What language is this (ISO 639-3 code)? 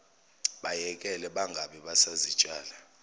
zul